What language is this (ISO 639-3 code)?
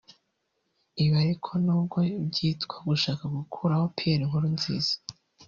kin